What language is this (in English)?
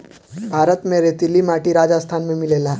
Bhojpuri